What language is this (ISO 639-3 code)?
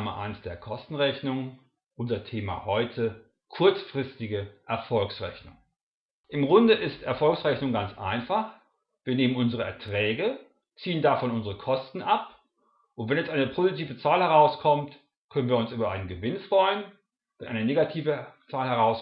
deu